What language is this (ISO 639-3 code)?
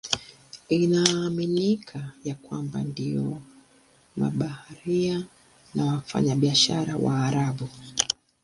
swa